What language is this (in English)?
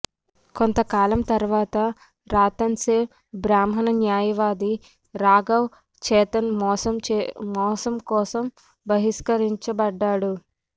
Telugu